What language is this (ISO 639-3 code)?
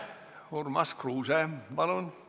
est